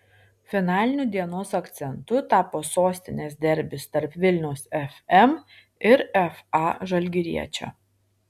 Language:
Lithuanian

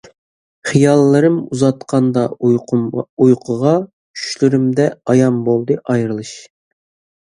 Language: Uyghur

